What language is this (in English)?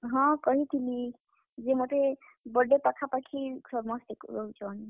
Odia